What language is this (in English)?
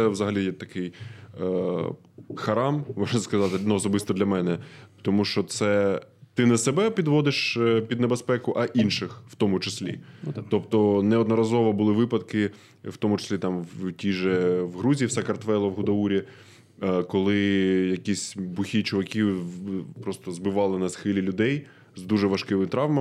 Ukrainian